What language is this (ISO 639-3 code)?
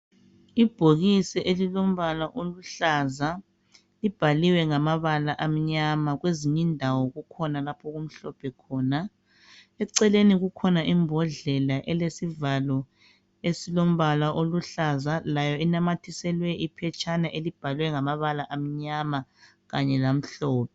nde